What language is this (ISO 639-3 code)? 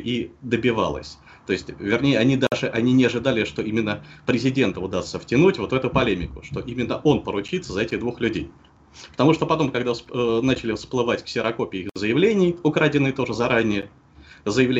rus